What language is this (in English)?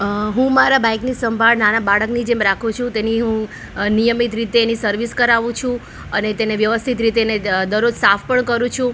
Gujarati